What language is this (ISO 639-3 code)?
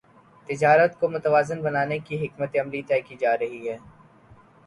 urd